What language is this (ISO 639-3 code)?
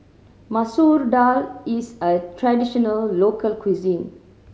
eng